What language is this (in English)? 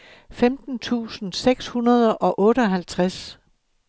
Danish